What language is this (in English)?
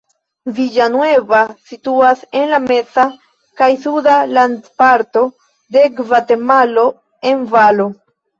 Esperanto